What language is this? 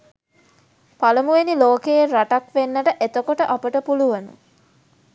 Sinhala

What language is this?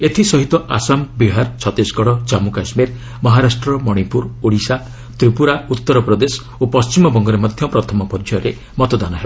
Odia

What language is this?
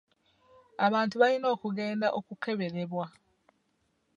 Ganda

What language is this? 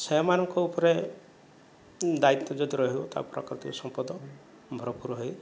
Odia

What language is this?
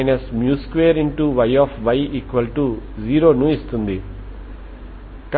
Telugu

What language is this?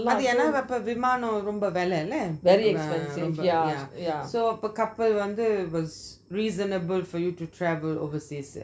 English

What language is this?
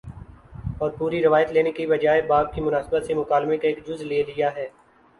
Urdu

